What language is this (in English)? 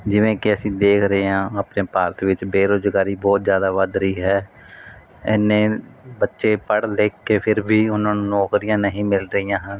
Punjabi